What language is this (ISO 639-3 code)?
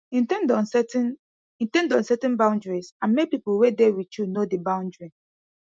pcm